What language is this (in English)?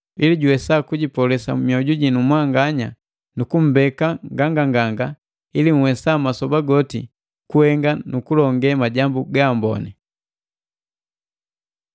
Matengo